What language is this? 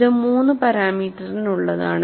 Malayalam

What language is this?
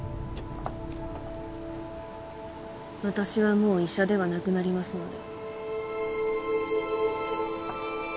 Japanese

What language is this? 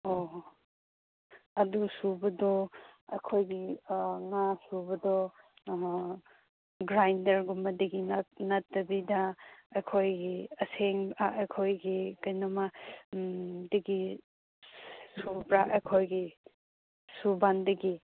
Manipuri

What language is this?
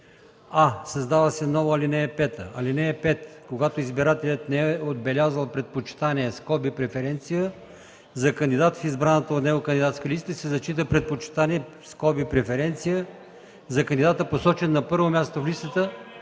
Bulgarian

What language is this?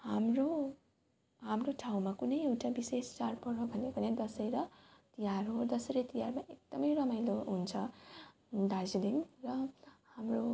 Nepali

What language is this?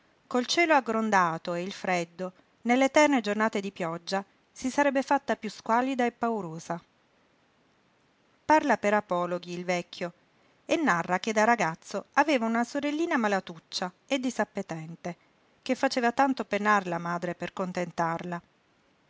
Italian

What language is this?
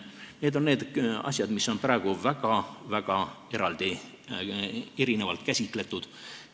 Estonian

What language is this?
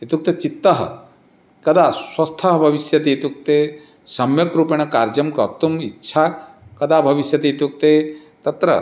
Sanskrit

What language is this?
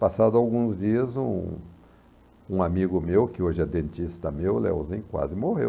Portuguese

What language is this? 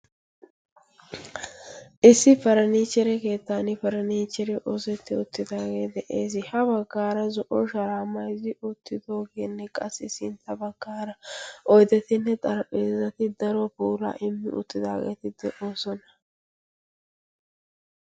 Wolaytta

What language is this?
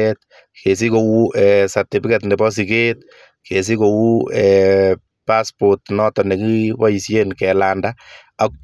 Kalenjin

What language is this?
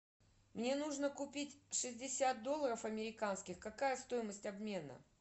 Russian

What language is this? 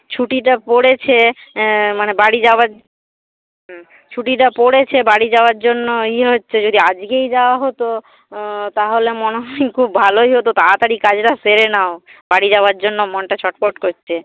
Bangla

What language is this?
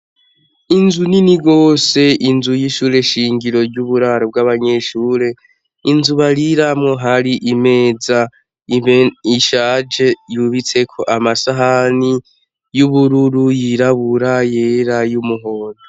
Rundi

